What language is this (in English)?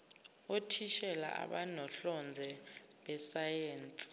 Zulu